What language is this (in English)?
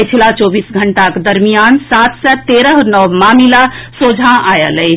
Maithili